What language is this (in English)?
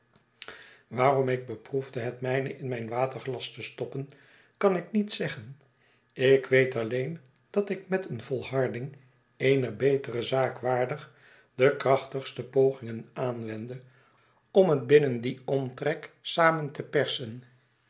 Dutch